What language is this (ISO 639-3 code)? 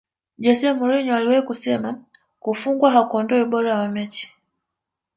swa